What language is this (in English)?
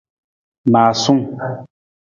Nawdm